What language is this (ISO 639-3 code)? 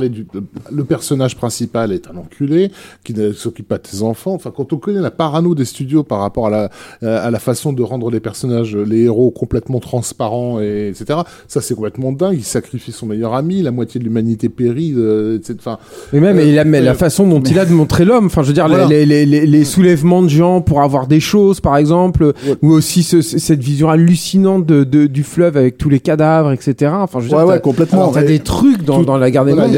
fra